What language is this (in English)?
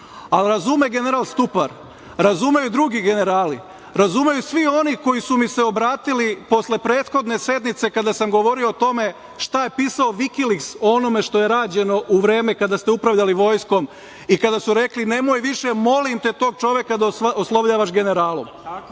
Serbian